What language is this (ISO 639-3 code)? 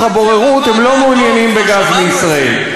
heb